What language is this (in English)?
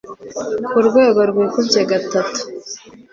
Kinyarwanda